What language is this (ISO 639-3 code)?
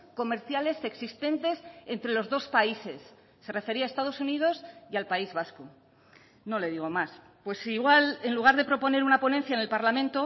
spa